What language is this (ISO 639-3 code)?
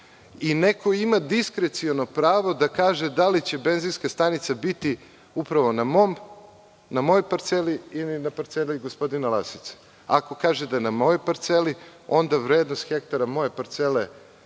srp